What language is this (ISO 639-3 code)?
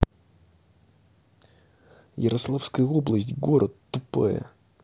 rus